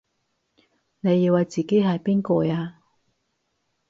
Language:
Cantonese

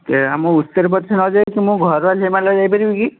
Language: Odia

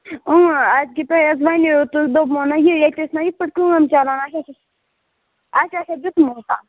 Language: Kashmiri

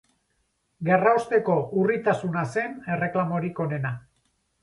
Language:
Basque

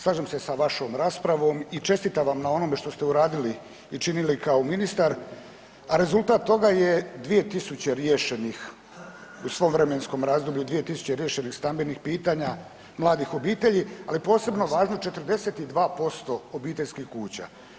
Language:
Croatian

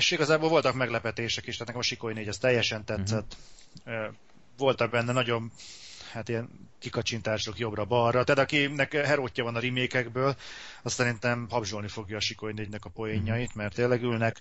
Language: Hungarian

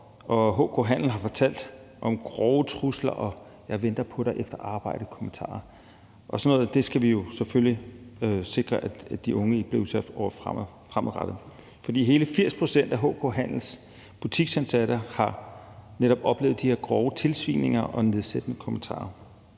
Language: Danish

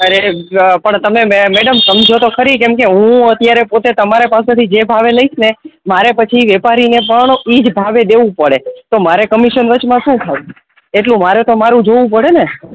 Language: Gujarati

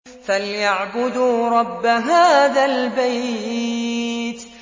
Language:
Arabic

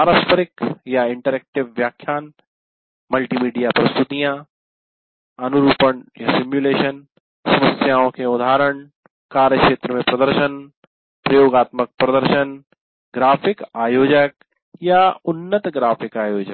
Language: Hindi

